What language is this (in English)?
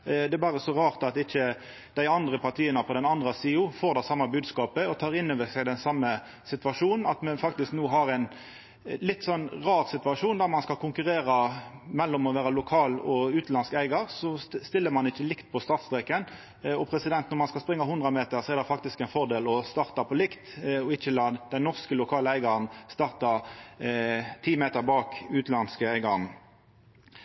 Norwegian Nynorsk